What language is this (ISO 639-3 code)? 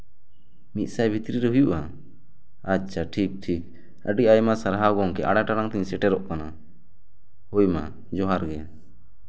sat